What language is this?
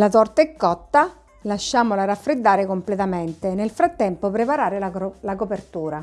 Italian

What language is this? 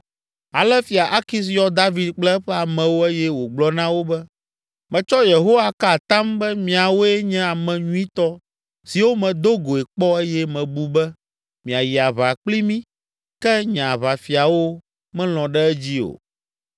Ewe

